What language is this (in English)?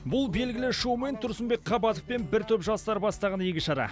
Kazakh